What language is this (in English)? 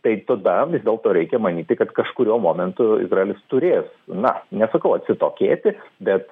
Lithuanian